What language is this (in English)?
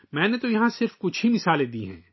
Urdu